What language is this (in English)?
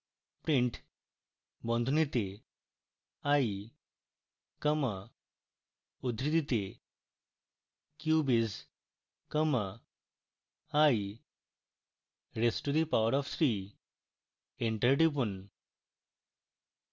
Bangla